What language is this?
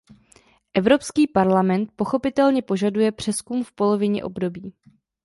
Czech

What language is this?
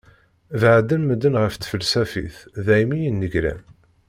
Kabyle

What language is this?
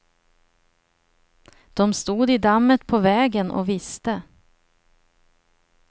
Swedish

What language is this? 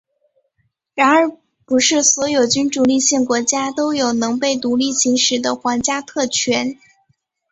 Chinese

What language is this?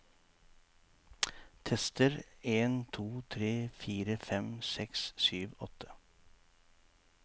Norwegian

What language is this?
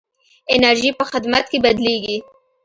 Pashto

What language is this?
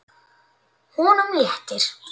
Icelandic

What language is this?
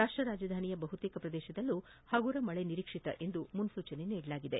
Kannada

